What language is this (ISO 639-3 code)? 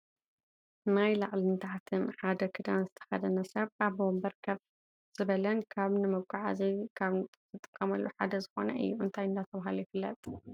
tir